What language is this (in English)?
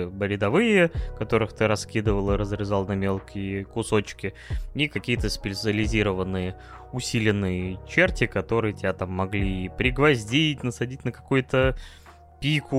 Russian